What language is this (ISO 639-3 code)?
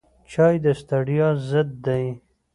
pus